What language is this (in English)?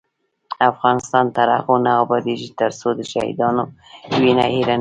Pashto